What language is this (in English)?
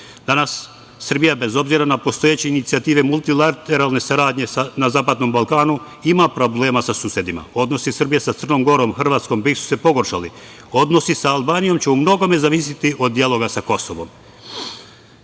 Serbian